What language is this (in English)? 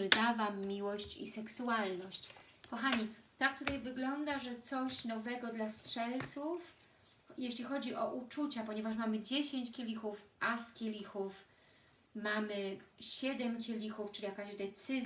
Polish